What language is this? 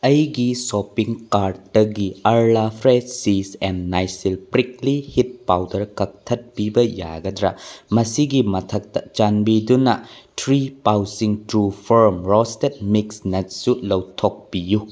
Manipuri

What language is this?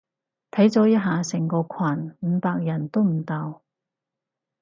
Cantonese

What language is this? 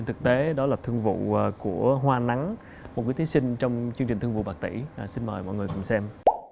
Vietnamese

